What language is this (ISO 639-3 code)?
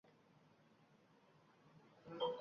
uzb